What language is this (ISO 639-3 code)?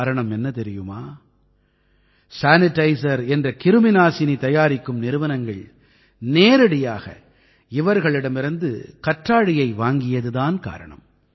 tam